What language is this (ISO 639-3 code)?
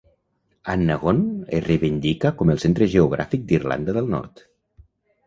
cat